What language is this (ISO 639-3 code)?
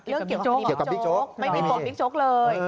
tha